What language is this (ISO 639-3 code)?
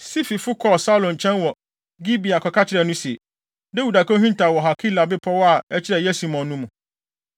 aka